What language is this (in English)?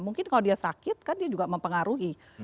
Indonesian